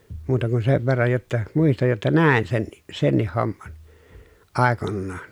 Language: Finnish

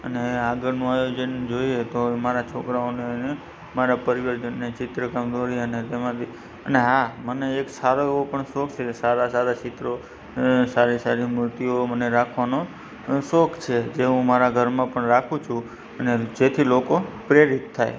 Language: Gujarati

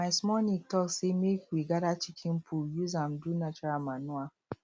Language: Nigerian Pidgin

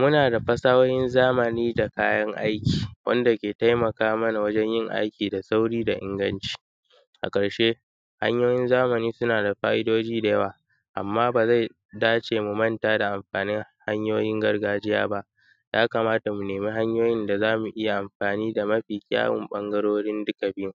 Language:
Hausa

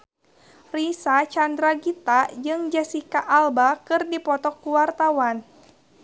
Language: Sundanese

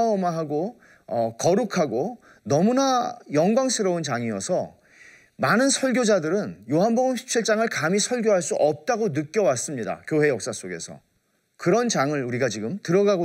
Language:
Korean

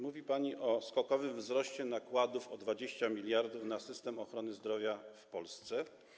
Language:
Polish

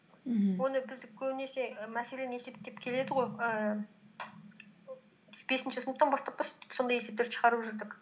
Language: Kazakh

